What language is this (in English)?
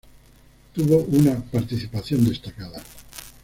Spanish